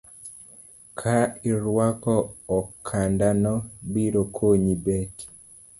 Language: Luo (Kenya and Tanzania)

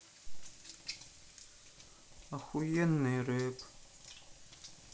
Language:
Russian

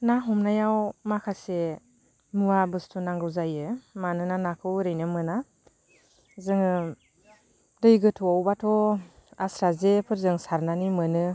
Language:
Bodo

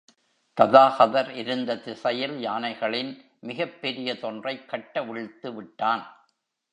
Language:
Tamil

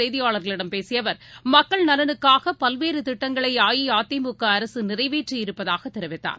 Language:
Tamil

